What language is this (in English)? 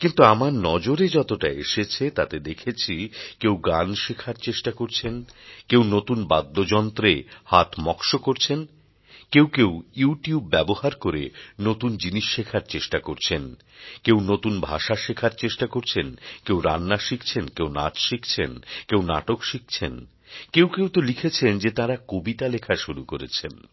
Bangla